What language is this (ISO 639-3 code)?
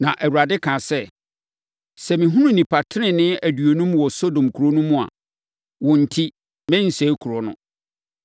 aka